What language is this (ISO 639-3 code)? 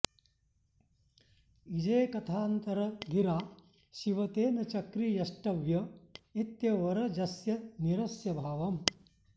san